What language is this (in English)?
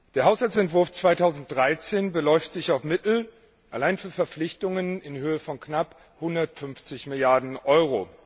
German